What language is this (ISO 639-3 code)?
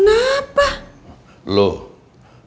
ind